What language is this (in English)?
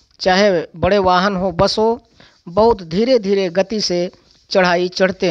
Hindi